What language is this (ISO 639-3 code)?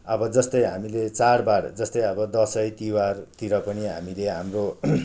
nep